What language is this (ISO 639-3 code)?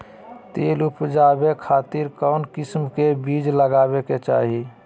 mag